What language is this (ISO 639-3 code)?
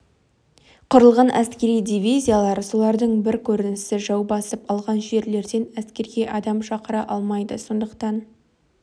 kaz